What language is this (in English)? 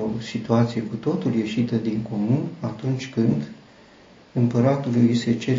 Romanian